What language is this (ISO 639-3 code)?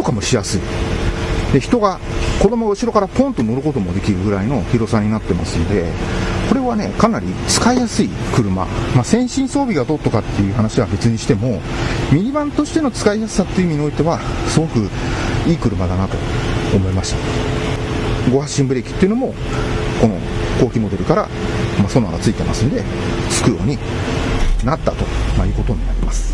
jpn